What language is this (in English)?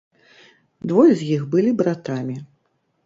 Belarusian